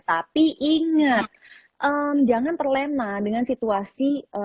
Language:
Indonesian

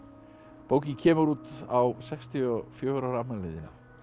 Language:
Icelandic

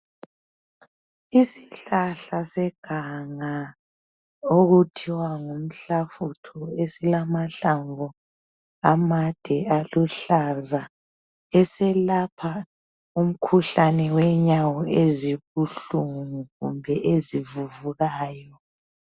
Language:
North Ndebele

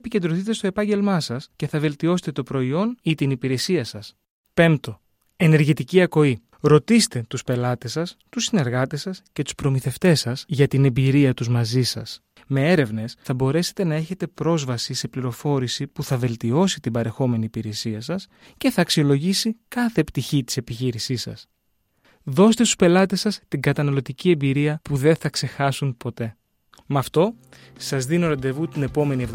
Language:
Greek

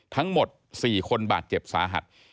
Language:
Thai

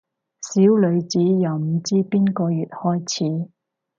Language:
Cantonese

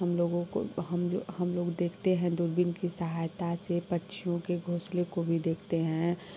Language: Hindi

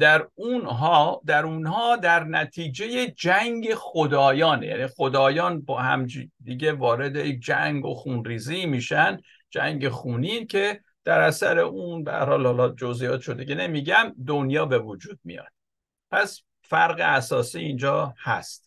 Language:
Persian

